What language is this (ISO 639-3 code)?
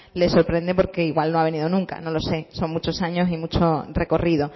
spa